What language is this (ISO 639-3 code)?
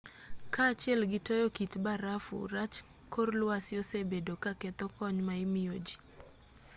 luo